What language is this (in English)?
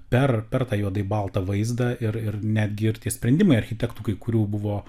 Lithuanian